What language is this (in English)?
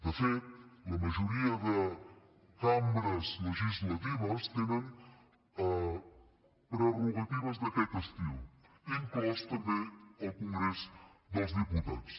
Catalan